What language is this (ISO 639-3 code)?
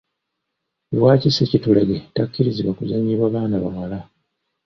lug